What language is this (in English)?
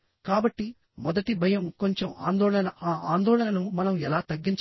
Telugu